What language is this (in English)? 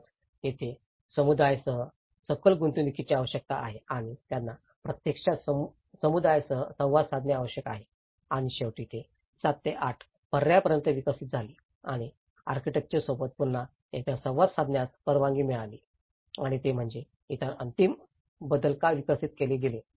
Marathi